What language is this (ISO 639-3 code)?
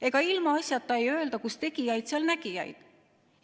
est